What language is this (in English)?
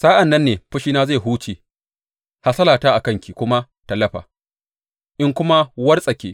Hausa